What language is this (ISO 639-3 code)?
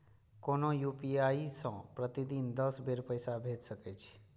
mai